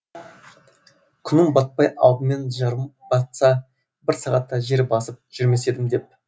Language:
Kazakh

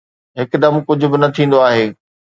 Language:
Sindhi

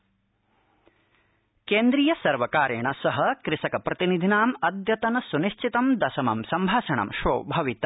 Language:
Sanskrit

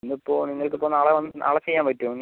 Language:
Malayalam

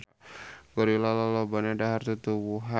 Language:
Sundanese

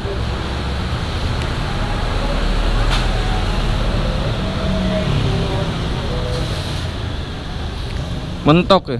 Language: Indonesian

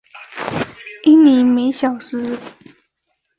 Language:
Chinese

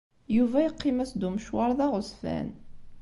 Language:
Kabyle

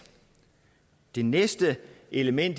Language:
Danish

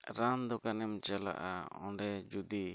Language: Santali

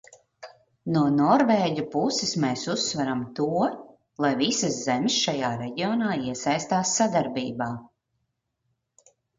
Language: Latvian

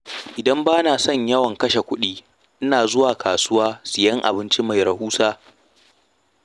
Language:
Hausa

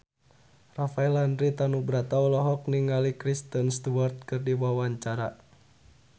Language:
Sundanese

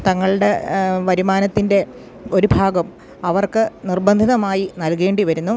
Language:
Malayalam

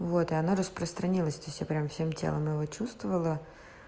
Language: Russian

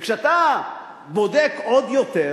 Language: Hebrew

